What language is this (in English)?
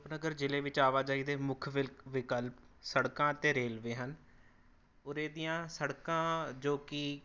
Punjabi